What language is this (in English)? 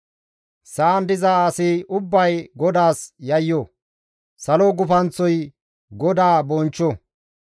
Gamo